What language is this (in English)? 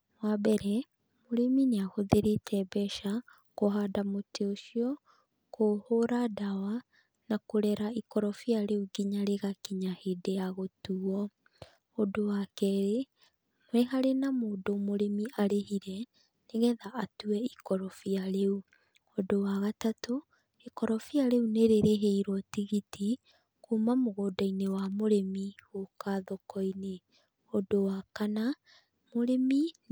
Kikuyu